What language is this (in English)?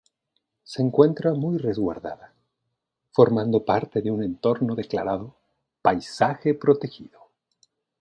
Spanish